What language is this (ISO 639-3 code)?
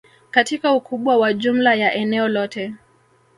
swa